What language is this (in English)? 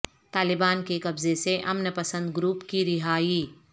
Urdu